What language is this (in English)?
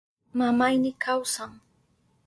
Southern Pastaza Quechua